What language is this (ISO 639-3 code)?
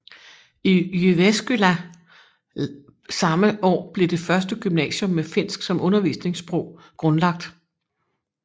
dan